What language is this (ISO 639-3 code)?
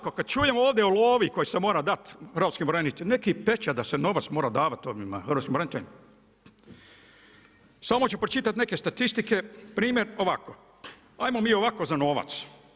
hrv